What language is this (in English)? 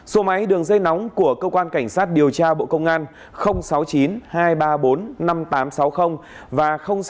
Vietnamese